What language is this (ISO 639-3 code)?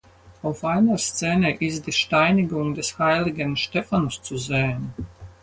deu